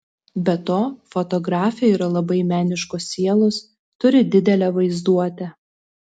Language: Lithuanian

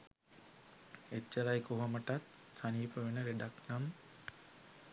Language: Sinhala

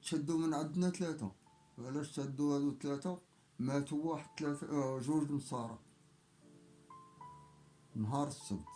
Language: Arabic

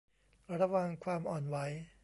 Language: Thai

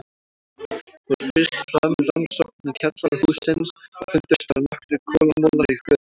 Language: Icelandic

